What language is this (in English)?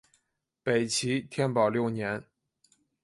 Chinese